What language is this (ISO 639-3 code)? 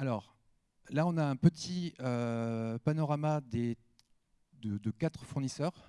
fra